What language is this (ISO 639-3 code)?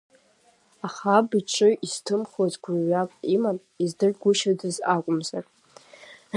abk